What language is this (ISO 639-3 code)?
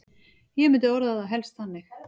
isl